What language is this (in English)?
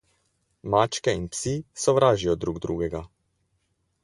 Slovenian